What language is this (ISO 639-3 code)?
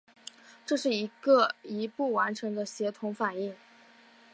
zho